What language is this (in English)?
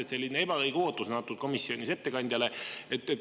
Estonian